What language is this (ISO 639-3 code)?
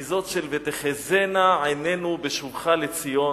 heb